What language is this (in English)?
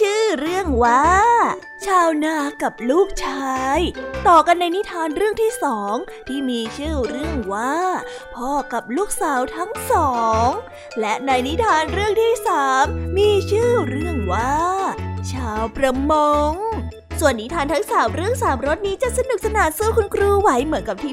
Thai